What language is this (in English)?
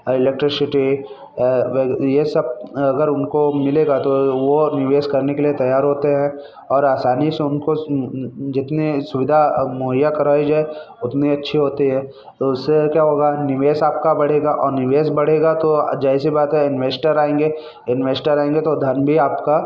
Hindi